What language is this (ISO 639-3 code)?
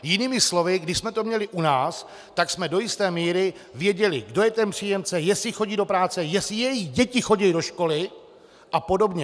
ces